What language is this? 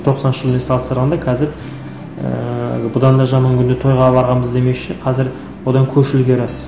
Kazakh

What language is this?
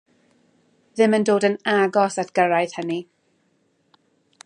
Welsh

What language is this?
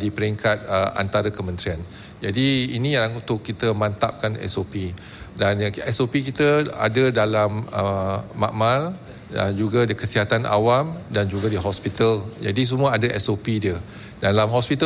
Malay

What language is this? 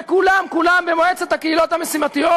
Hebrew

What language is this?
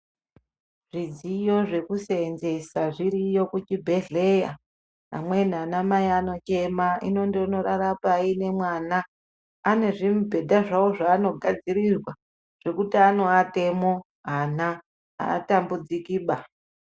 Ndau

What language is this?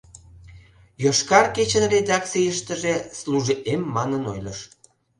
Mari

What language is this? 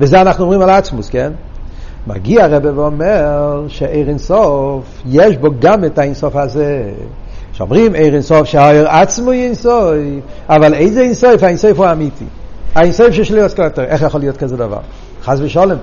Hebrew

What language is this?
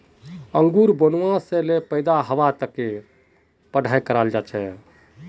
Magahi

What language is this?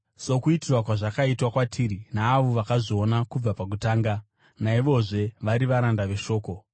Shona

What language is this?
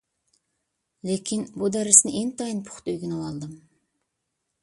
Uyghur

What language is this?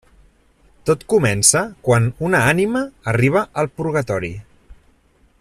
Catalan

